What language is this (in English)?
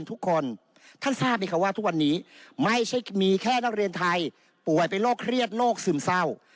Thai